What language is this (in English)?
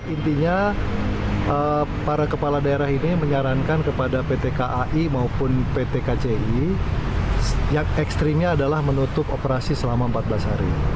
Indonesian